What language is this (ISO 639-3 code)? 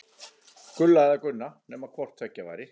isl